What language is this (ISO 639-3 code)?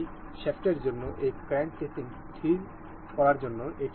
ben